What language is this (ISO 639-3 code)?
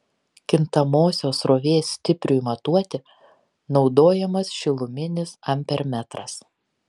lit